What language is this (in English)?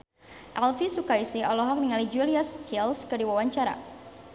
Sundanese